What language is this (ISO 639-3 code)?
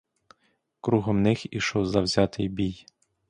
ukr